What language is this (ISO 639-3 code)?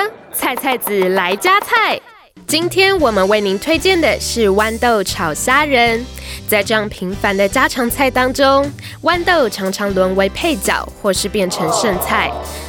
zho